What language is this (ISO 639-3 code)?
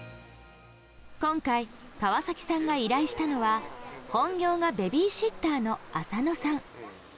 jpn